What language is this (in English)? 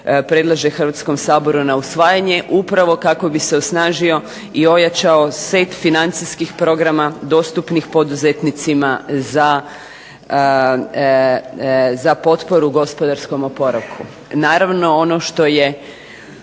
Croatian